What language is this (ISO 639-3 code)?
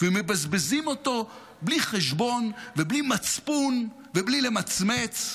heb